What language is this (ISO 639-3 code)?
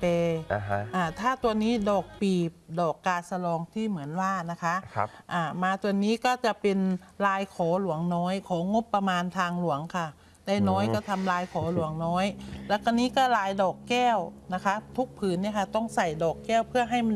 tha